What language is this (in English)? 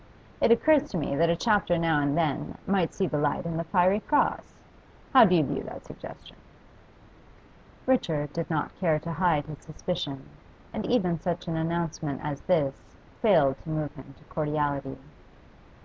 English